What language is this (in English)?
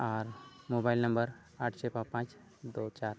Santali